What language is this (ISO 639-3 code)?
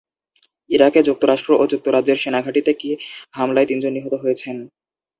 ben